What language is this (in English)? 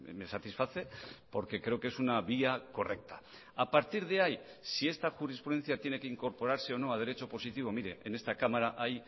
Spanish